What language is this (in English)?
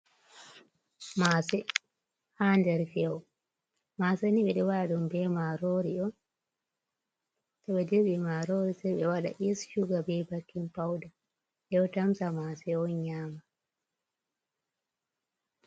Fula